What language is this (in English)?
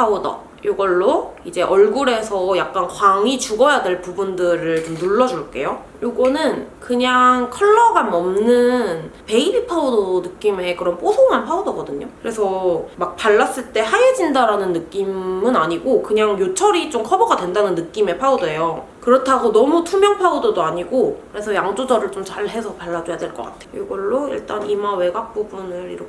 Korean